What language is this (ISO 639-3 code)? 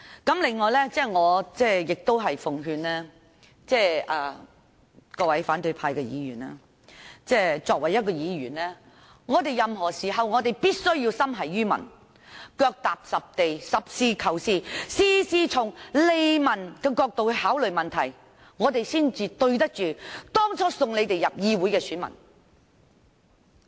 yue